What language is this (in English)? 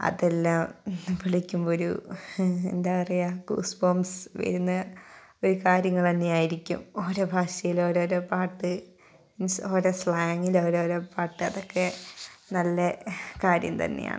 Malayalam